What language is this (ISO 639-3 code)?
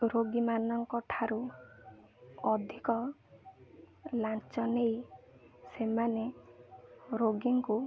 ori